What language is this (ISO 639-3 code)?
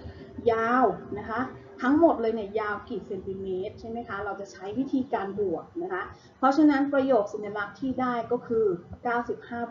tha